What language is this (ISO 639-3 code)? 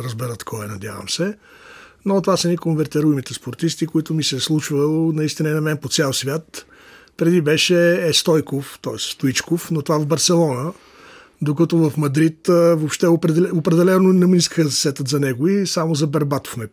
bul